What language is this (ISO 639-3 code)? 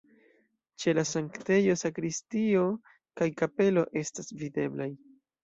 epo